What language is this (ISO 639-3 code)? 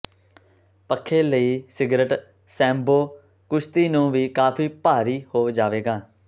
pan